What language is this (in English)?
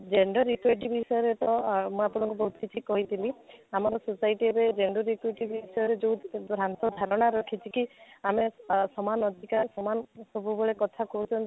Odia